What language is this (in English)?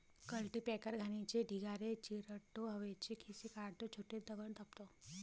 Marathi